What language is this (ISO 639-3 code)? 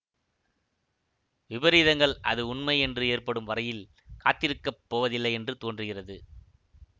tam